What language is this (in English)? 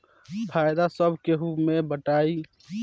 Bhojpuri